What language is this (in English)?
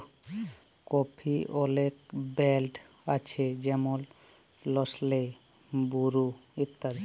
Bangla